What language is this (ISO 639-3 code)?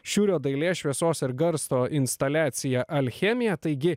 lit